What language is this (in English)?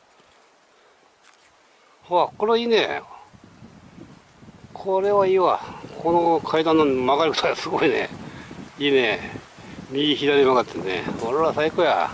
Japanese